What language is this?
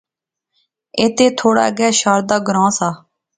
Pahari-Potwari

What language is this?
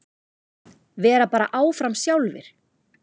Icelandic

